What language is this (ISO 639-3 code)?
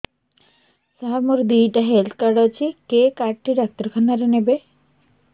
ori